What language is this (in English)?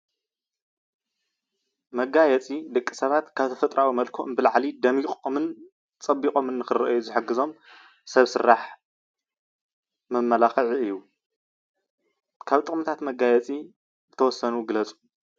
Tigrinya